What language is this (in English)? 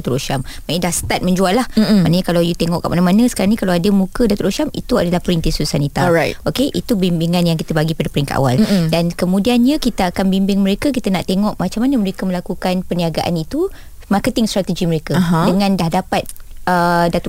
Malay